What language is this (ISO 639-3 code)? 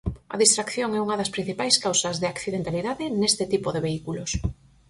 glg